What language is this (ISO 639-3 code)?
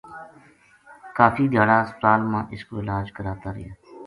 gju